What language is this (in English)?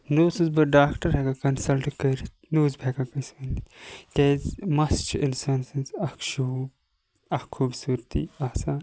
Kashmiri